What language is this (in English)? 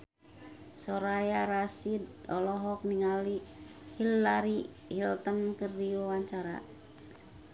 Sundanese